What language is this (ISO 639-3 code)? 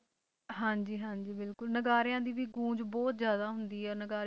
pan